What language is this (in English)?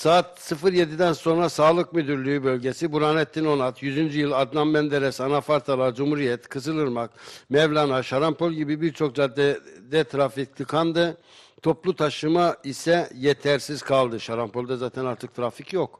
Turkish